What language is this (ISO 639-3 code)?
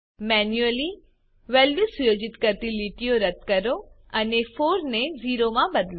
guj